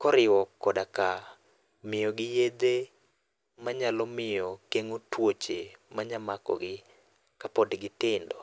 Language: Luo (Kenya and Tanzania)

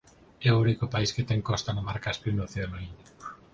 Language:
Galician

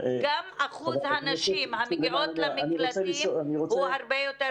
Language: Hebrew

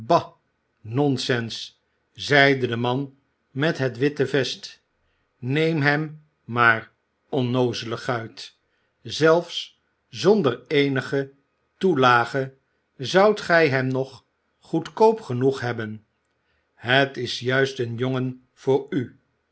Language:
Dutch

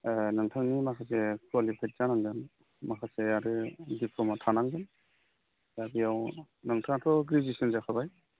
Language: Bodo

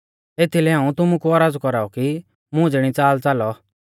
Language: Mahasu Pahari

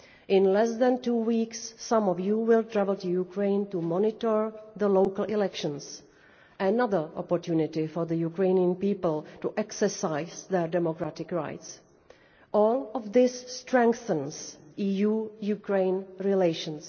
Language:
English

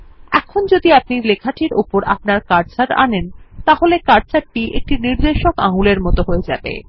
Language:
Bangla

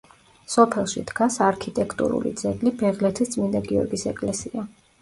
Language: Georgian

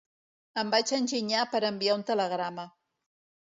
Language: Catalan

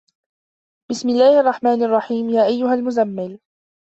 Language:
Arabic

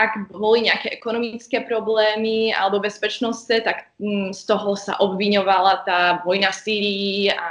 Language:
Slovak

